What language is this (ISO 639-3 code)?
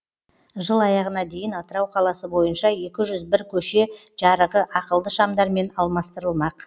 kaz